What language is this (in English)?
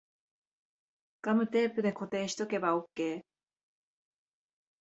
Japanese